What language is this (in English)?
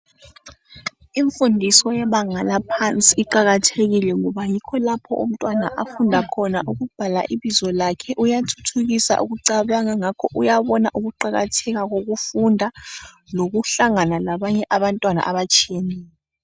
North Ndebele